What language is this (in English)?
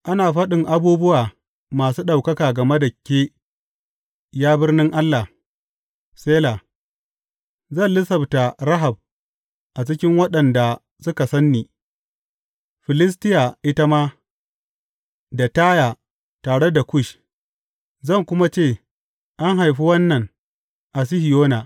Hausa